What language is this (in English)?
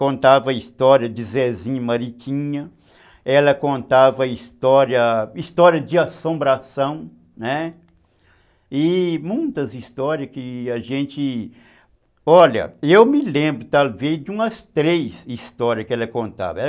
Portuguese